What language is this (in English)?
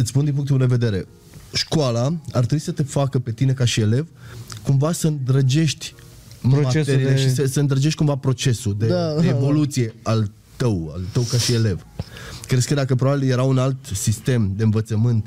Romanian